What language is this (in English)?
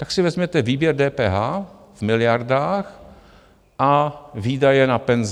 Czech